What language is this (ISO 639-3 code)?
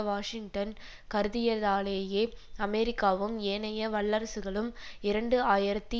tam